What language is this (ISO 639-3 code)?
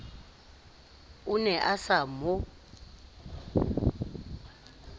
sot